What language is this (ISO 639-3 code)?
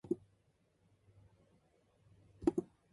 kor